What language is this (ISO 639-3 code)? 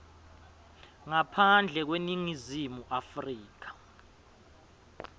ssw